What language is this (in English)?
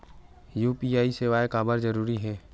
Chhattisgarhi